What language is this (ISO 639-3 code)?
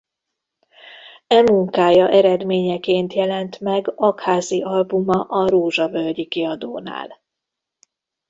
hun